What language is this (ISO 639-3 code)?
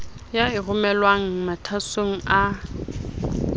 sot